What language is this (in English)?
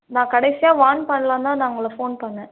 Tamil